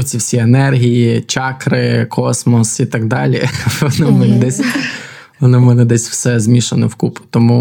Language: Ukrainian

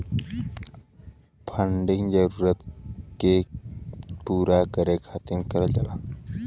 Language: Bhojpuri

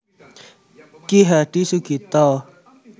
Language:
Javanese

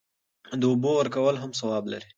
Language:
Pashto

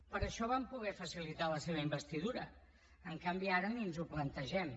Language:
Catalan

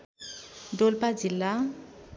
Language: Nepali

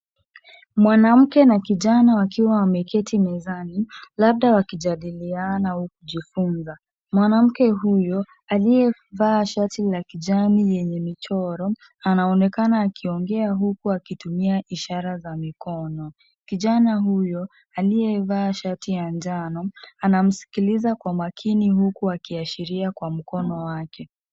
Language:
Swahili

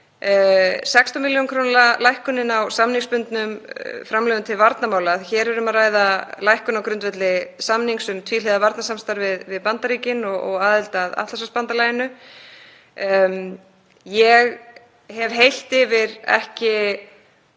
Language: Icelandic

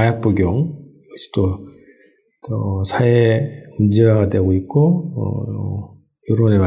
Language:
Korean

